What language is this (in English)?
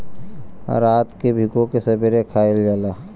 Bhojpuri